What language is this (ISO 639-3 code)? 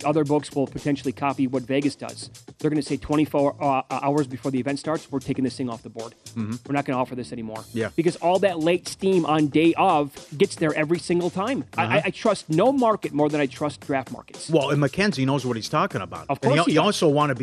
eng